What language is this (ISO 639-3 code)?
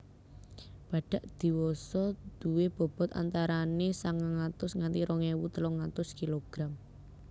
jav